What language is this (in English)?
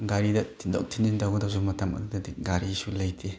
Manipuri